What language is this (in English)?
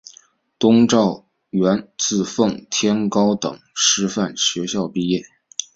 Chinese